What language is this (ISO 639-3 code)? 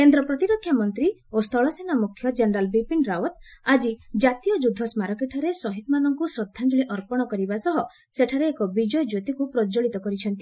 ori